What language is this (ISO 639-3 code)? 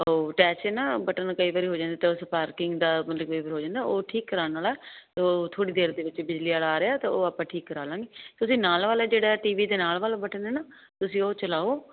pan